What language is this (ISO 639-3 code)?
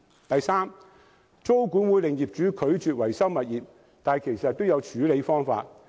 yue